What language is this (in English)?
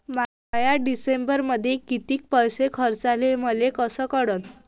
Marathi